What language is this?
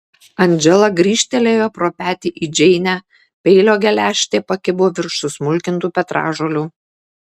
Lithuanian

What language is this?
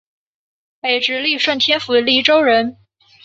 Chinese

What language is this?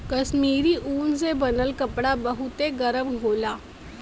Bhojpuri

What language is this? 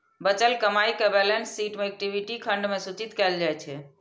Maithili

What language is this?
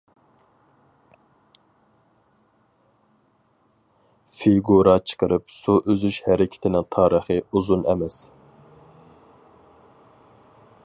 Uyghur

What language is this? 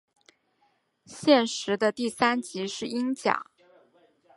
Chinese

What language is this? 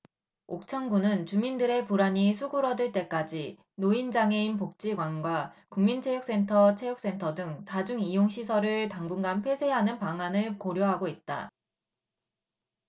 Korean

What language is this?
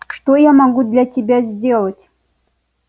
Russian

